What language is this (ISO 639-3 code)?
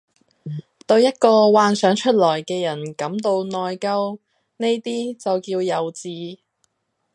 yue